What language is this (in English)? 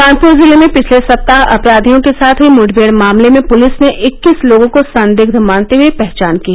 Hindi